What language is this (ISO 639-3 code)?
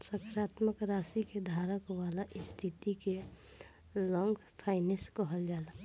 bho